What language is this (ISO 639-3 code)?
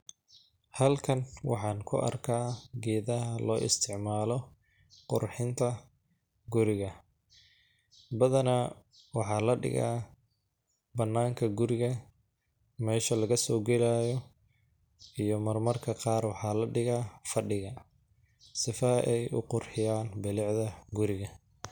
som